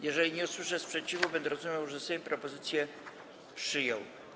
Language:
Polish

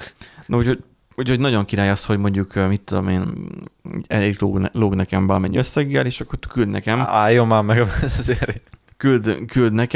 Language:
Hungarian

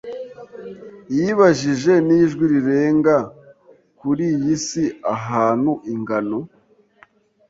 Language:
Kinyarwanda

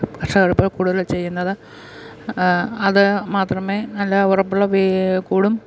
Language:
Malayalam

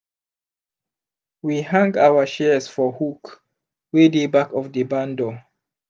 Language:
Nigerian Pidgin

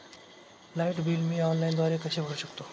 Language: Marathi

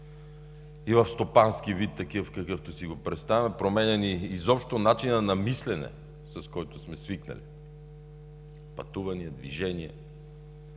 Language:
Bulgarian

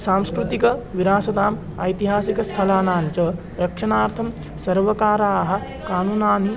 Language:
Sanskrit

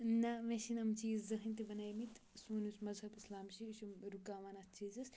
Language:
Kashmiri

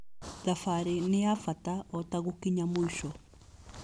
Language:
Kikuyu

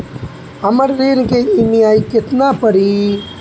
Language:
Bhojpuri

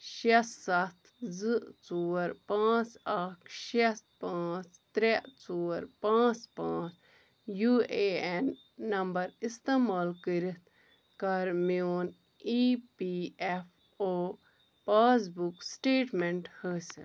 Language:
Kashmiri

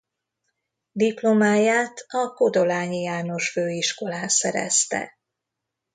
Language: Hungarian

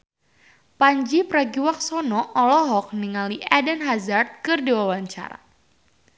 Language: Sundanese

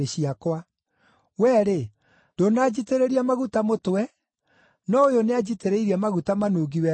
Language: Kikuyu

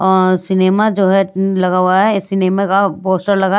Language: Hindi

